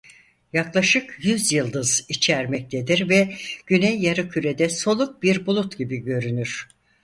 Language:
Turkish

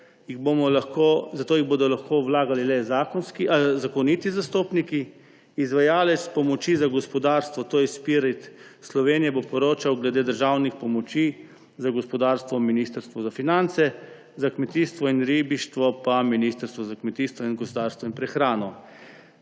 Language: Slovenian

